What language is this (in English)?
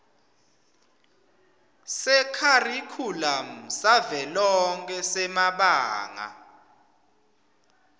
Swati